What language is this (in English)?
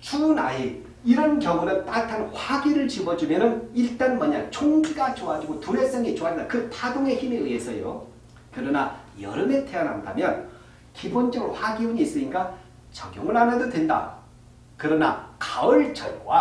Korean